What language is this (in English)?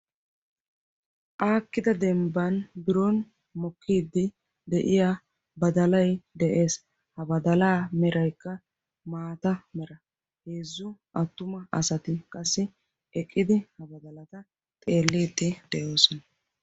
Wolaytta